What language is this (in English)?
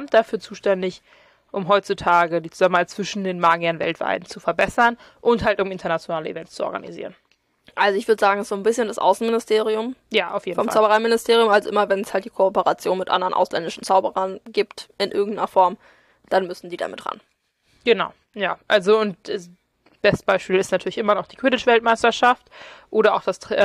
German